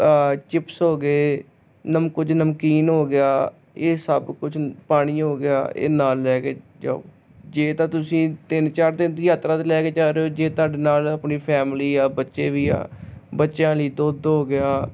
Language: Punjabi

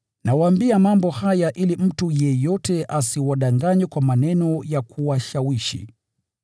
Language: Swahili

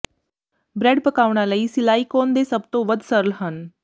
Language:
Punjabi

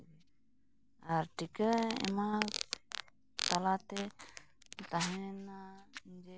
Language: Santali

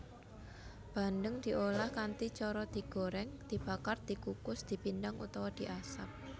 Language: Javanese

